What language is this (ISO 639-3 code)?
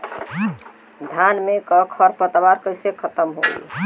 bho